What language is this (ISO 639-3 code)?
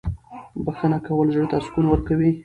pus